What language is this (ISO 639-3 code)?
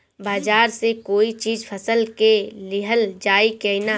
bho